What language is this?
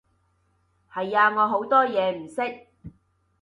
Cantonese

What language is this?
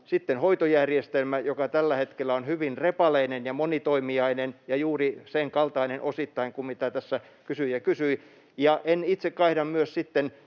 Finnish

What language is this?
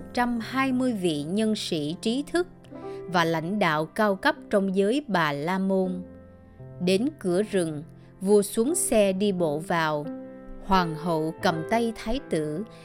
Vietnamese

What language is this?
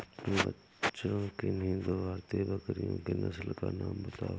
Hindi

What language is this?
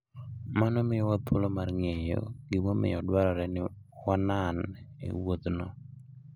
Luo (Kenya and Tanzania)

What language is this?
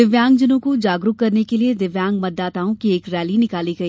Hindi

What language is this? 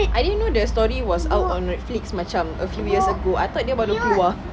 English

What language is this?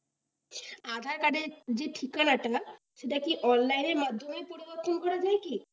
Bangla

